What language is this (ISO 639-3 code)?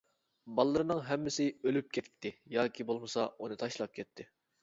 uig